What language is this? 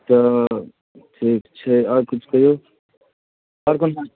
Maithili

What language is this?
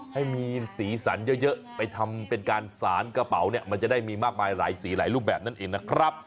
Thai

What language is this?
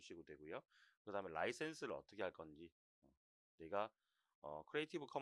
Korean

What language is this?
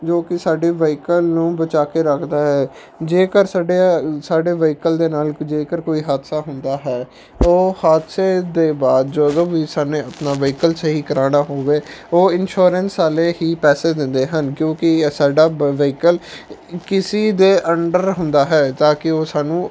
Punjabi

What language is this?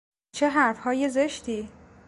Persian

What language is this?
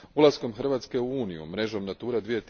Croatian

